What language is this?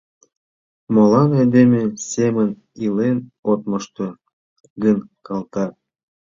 Mari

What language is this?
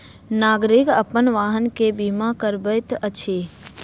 Maithili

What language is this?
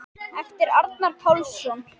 Icelandic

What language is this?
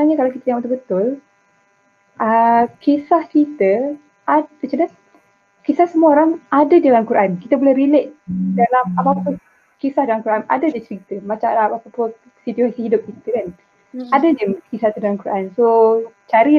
Malay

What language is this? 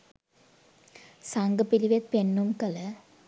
Sinhala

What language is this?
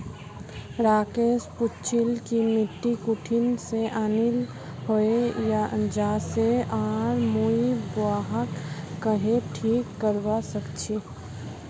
Magahi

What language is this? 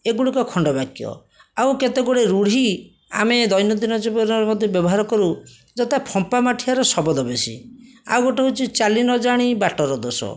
Odia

